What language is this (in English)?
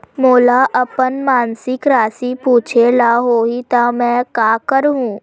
Chhattisgarhi